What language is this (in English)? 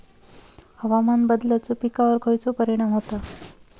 Marathi